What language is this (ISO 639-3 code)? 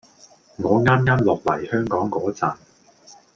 yue